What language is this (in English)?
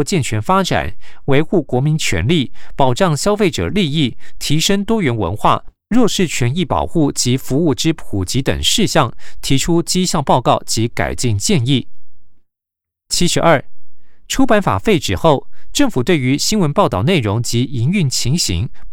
Chinese